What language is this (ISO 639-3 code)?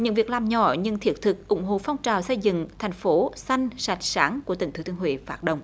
vie